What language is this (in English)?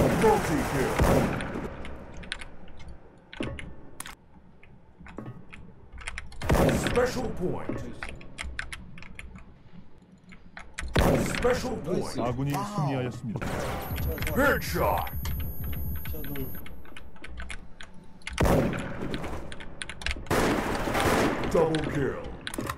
Korean